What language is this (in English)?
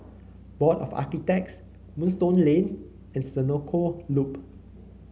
English